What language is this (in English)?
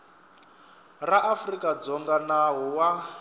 Tsonga